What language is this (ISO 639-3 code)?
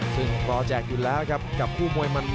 tha